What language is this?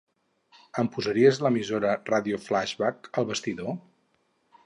Catalan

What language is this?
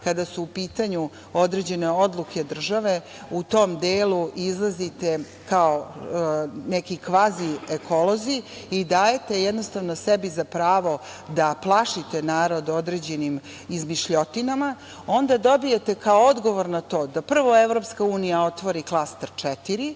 Serbian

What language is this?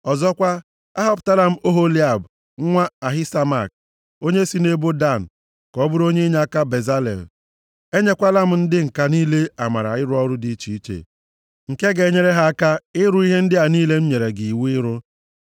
Igbo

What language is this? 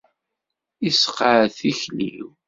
Kabyle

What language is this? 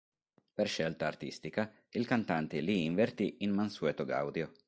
Italian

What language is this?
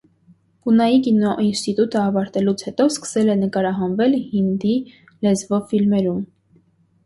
Armenian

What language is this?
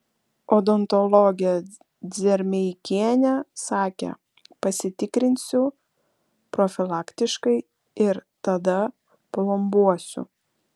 Lithuanian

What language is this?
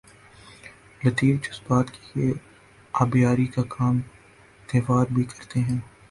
Urdu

